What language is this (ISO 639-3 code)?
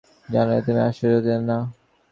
ben